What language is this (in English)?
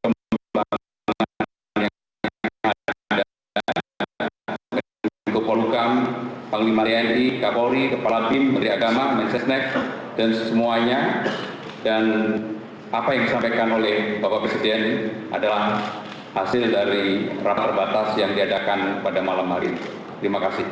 Indonesian